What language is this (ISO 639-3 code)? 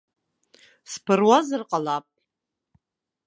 abk